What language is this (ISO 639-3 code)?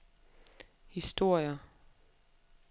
dan